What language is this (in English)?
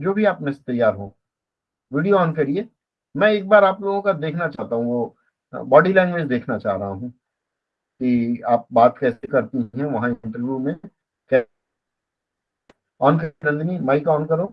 Hindi